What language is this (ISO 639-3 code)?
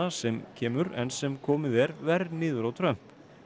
isl